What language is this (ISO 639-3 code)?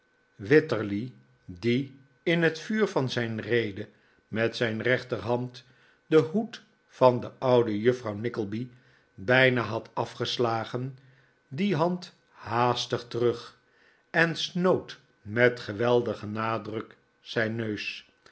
nld